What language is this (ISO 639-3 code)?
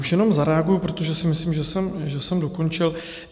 ces